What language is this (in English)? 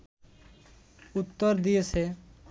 Bangla